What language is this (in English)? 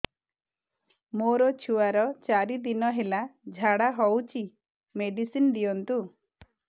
Odia